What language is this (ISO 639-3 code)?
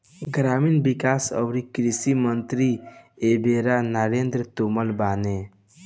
bho